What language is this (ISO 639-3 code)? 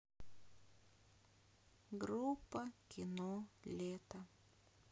rus